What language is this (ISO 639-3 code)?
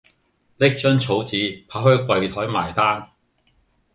yue